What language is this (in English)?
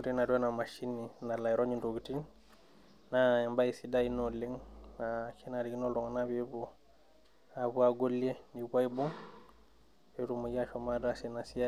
Masai